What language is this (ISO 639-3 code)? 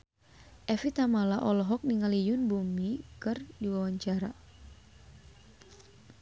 sun